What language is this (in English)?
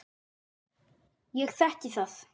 Icelandic